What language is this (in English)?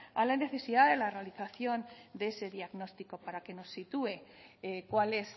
Spanish